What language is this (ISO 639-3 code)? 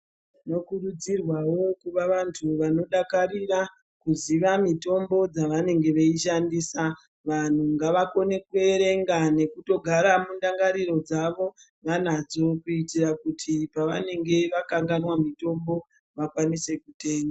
ndc